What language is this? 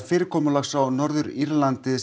Icelandic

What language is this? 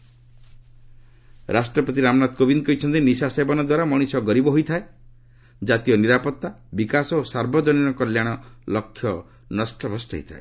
Odia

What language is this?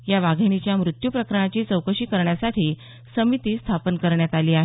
Marathi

